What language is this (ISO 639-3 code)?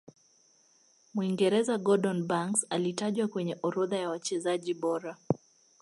swa